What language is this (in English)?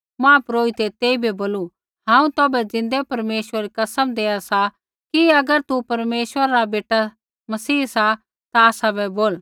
Kullu Pahari